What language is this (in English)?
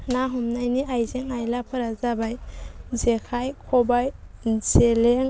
Bodo